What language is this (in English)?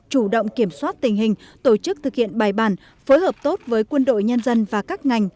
Vietnamese